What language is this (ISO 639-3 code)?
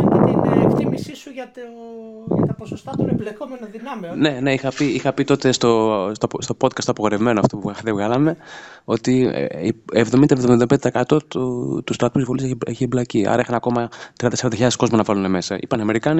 ell